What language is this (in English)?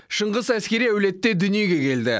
Kazakh